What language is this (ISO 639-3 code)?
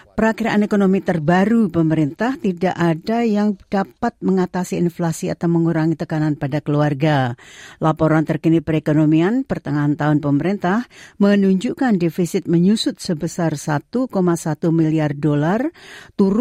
ind